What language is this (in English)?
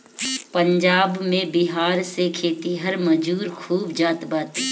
Bhojpuri